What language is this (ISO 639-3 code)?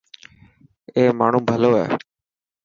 mki